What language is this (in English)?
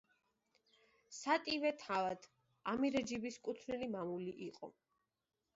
Georgian